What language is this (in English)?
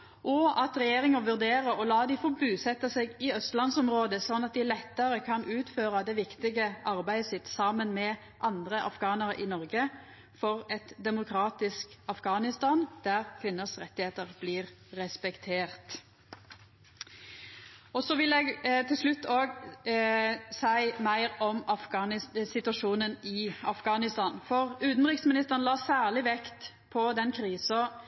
Norwegian Nynorsk